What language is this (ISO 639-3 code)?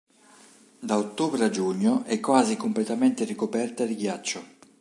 ita